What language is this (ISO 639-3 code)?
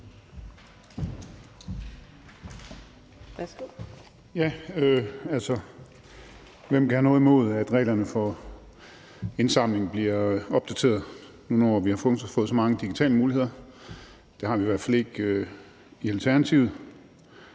dan